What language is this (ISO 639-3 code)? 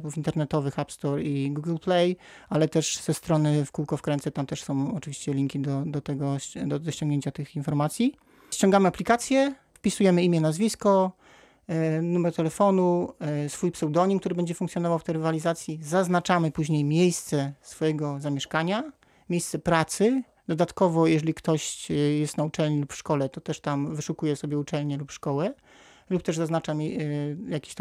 pol